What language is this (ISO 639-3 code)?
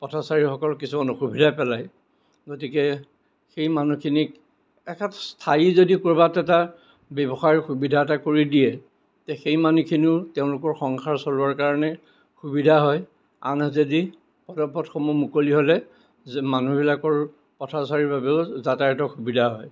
asm